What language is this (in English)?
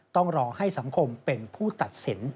Thai